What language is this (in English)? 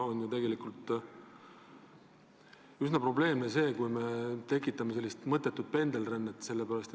Estonian